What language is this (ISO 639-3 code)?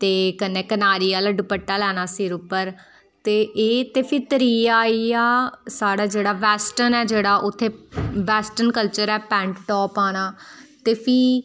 doi